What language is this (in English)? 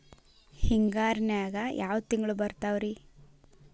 Kannada